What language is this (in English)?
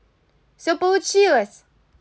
Russian